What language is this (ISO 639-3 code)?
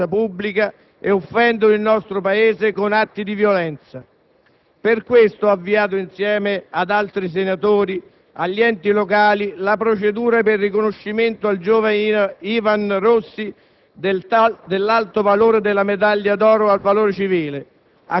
ita